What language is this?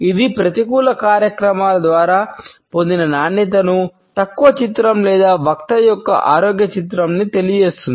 Telugu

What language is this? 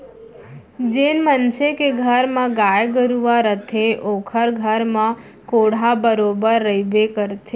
Chhattisgarhi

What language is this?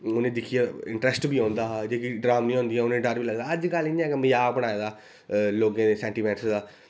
Dogri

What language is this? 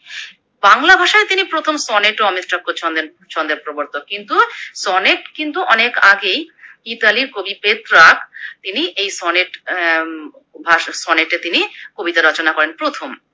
Bangla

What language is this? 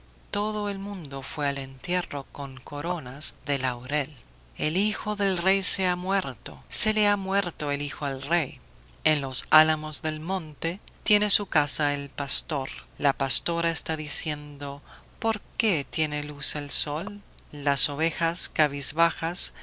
Spanish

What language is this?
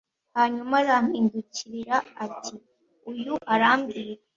Kinyarwanda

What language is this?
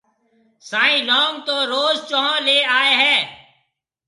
Marwari (Pakistan)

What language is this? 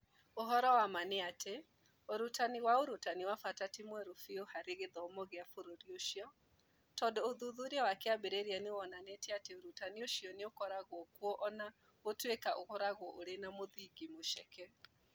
Kikuyu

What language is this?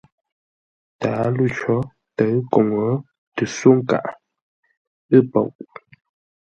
Ngombale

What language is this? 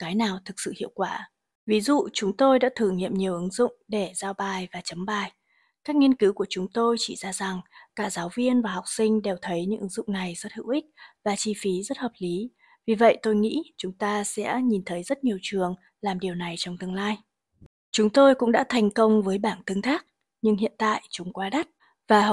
Vietnamese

